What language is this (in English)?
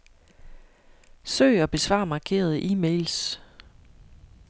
Danish